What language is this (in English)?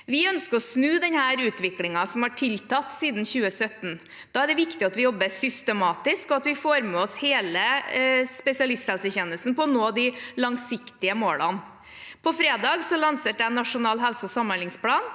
Norwegian